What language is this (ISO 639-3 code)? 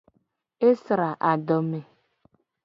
gej